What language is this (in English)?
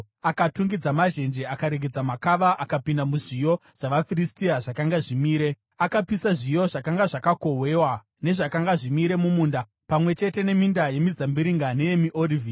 Shona